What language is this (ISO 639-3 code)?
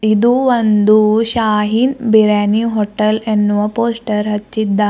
kan